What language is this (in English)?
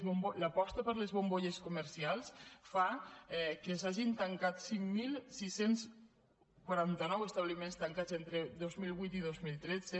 Catalan